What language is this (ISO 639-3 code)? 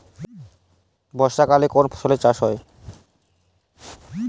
ben